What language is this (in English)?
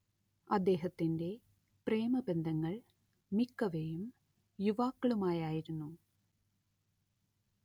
Malayalam